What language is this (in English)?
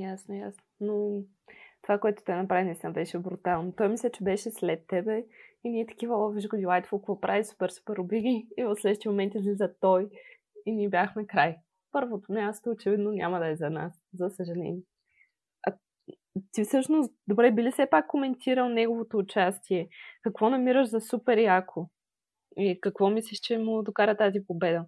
Bulgarian